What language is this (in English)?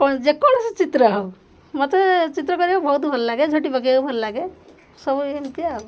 Odia